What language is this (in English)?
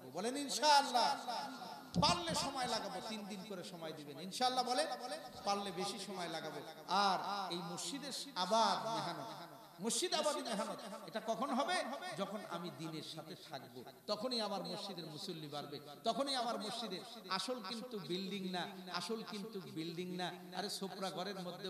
Arabic